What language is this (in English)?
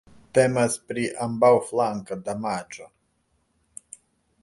Esperanto